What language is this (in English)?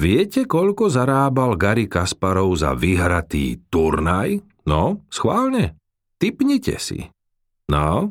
Slovak